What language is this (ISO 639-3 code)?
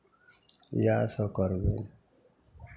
mai